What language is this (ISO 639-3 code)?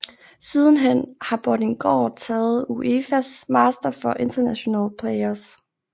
dan